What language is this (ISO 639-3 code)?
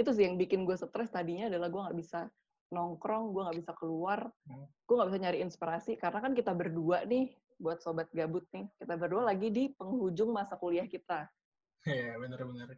ind